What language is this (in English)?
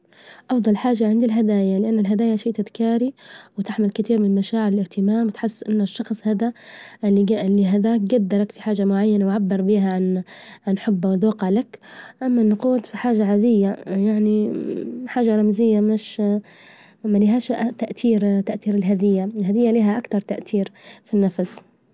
Libyan Arabic